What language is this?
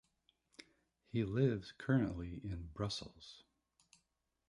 English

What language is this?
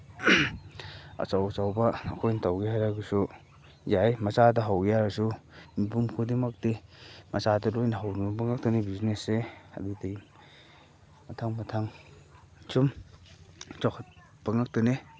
Manipuri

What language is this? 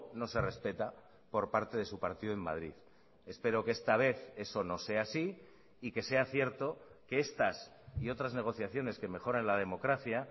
Spanish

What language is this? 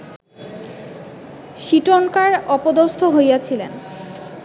Bangla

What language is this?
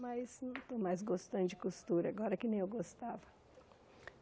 Portuguese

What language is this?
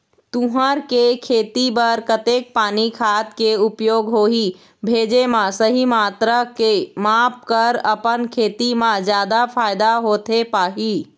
Chhattisgarhi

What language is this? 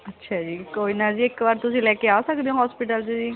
Punjabi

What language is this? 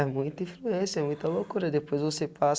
Portuguese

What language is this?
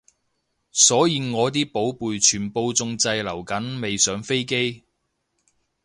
Cantonese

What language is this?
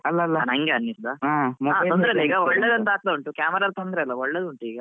Kannada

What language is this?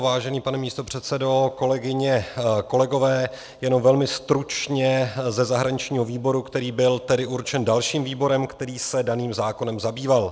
Czech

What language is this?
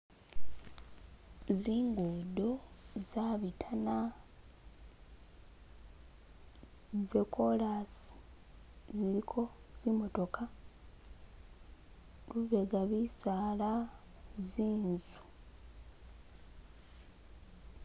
Masaaba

